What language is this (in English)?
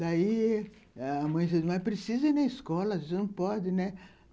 Portuguese